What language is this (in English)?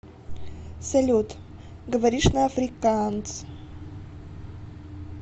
Russian